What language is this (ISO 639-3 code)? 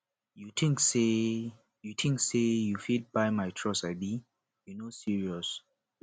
pcm